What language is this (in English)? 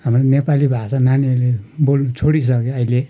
Nepali